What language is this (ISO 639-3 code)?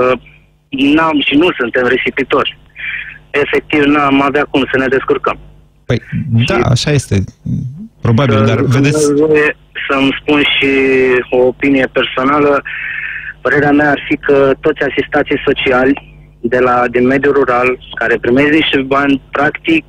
ron